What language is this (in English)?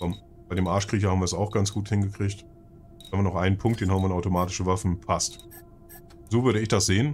German